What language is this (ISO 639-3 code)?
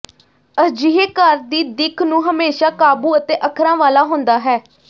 pan